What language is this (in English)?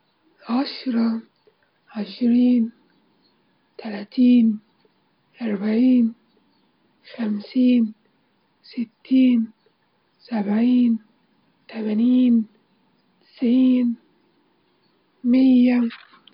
Libyan Arabic